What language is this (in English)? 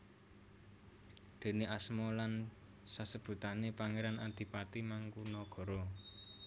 Javanese